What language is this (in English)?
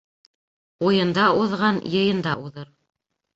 Bashkir